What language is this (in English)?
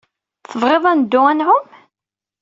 Kabyle